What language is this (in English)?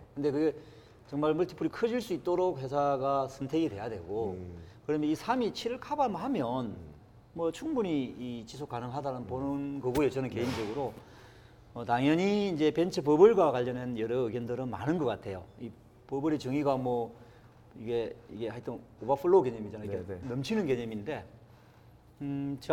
Korean